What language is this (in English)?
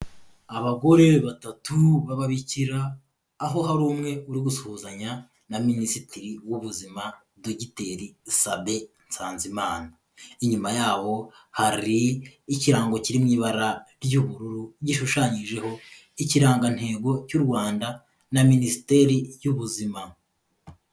Kinyarwanda